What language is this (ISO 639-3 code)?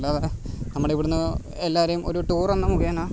mal